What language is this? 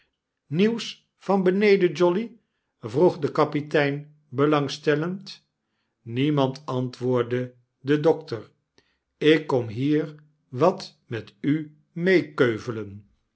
Dutch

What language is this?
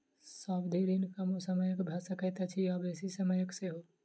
Maithili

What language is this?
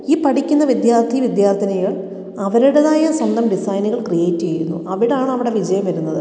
Malayalam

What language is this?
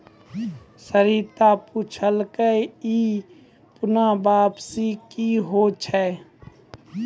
Maithili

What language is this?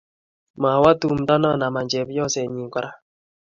Kalenjin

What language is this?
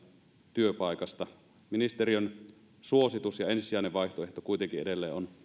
Finnish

